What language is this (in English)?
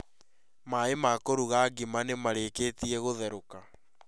Kikuyu